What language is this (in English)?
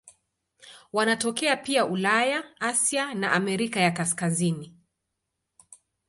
Swahili